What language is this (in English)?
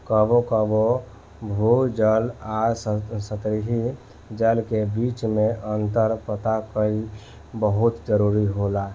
Bhojpuri